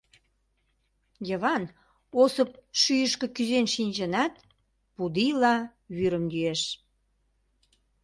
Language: Mari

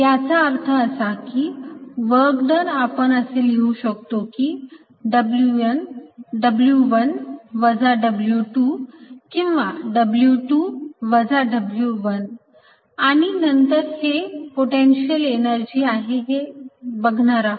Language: Marathi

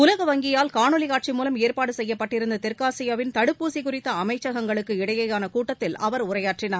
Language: Tamil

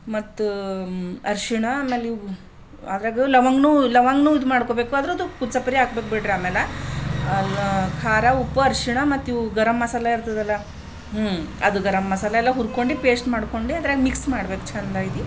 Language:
Kannada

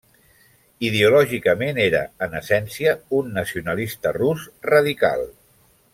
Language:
Catalan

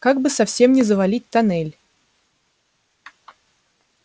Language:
Russian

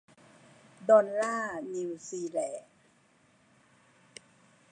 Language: Thai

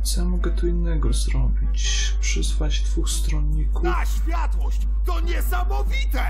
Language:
Polish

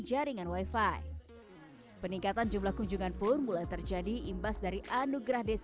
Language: Indonesian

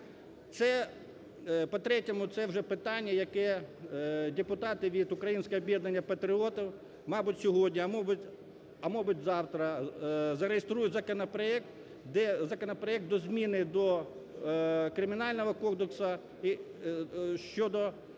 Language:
Ukrainian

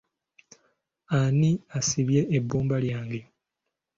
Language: Ganda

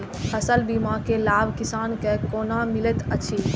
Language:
Maithili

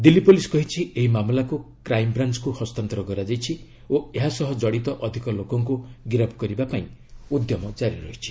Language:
Odia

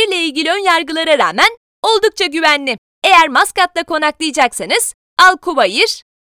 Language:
Turkish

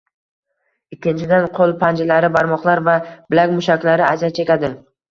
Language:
Uzbek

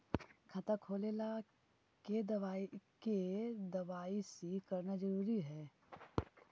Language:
Magahi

